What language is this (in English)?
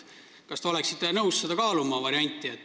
Estonian